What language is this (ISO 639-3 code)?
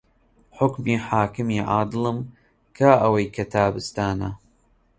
ckb